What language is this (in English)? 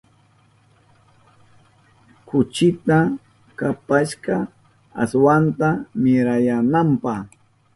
Southern Pastaza Quechua